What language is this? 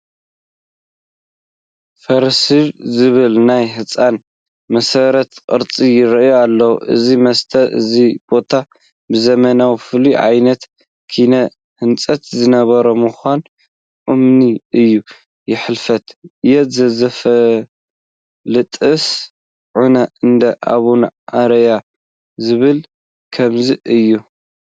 Tigrinya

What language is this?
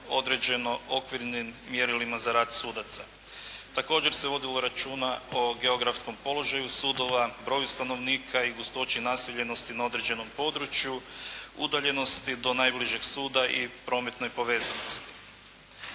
Croatian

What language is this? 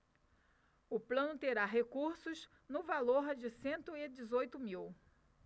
Portuguese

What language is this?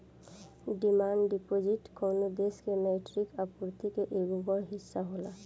Bhojpuri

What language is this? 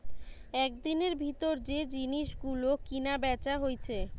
Bangla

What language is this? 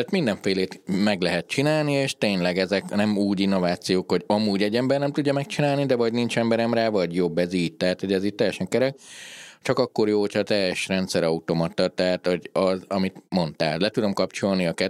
Hungarian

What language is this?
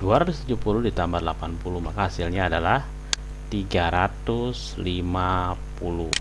Indonesian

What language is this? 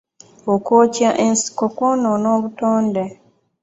Ganda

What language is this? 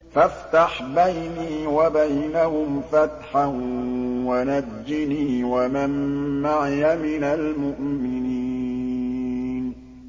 Arabic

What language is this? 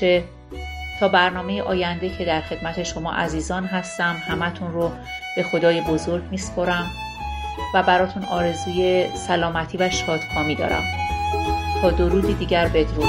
Persian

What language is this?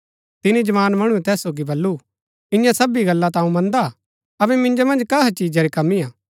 Gaddi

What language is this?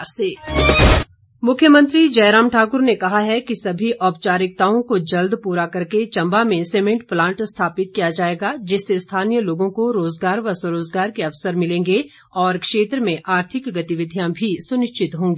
Hindi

